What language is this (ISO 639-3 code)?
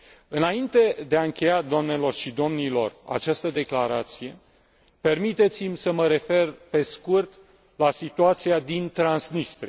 ron